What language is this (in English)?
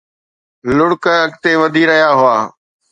Sindhi